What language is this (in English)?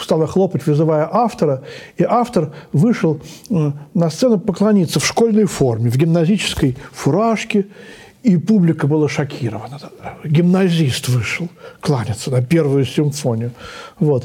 Russian